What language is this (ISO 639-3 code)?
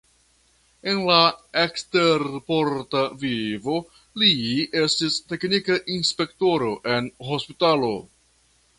epo